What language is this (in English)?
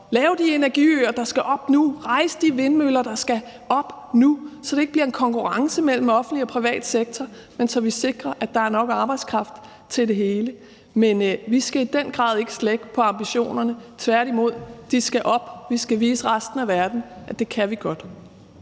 Danish